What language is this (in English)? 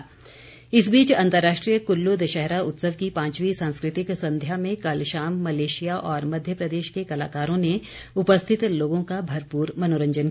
Hindi